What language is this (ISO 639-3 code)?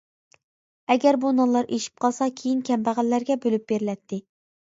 uig